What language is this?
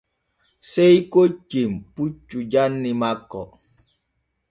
Borgu Fulfulde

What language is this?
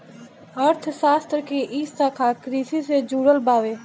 Bhojpuri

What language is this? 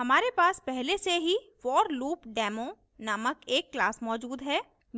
Hindi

